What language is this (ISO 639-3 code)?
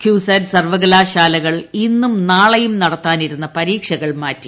mal